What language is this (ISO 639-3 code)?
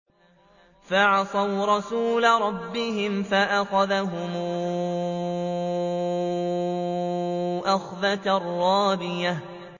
ara